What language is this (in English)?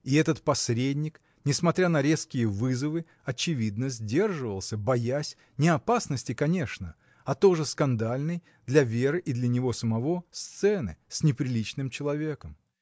Russian